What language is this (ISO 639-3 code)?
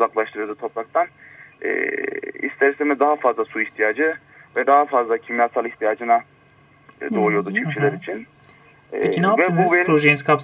tur